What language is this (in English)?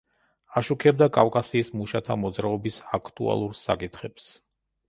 Georgian